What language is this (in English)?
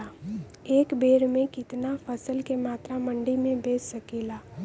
Bhojpuri